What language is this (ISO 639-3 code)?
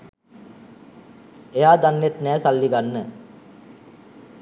sin